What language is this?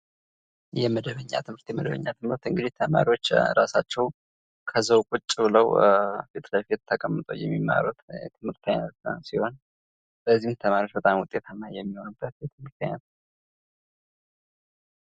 Amharic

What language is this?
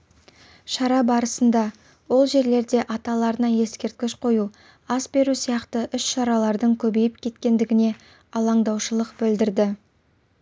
Kazakh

